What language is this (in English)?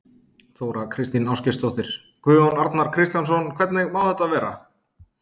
Icelandic